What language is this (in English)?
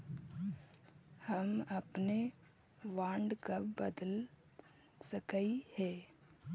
Magahi